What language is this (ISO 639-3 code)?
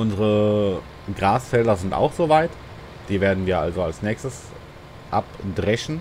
deu